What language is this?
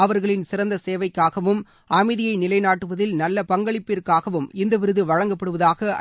Tamil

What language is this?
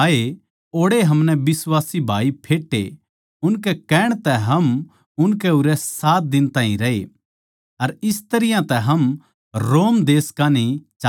Haryanvi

